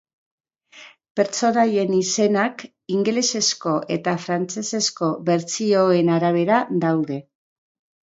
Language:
Basque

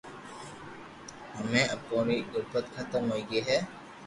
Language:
Loarki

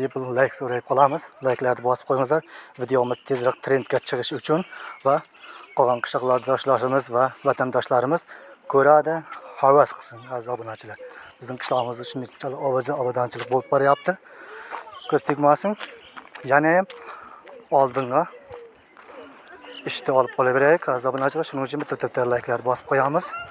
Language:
Turkish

